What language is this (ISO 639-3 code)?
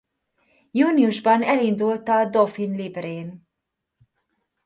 hun